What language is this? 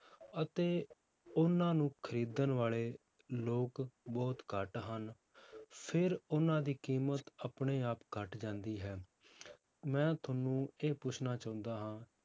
Punjabi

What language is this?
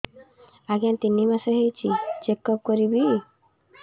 Odia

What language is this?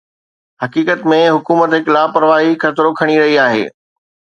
Sindhi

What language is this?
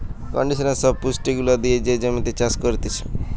Bangla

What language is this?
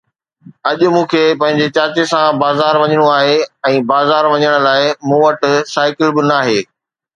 Sindhi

